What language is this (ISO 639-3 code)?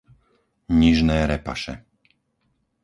slk